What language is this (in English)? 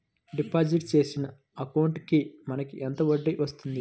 Telugu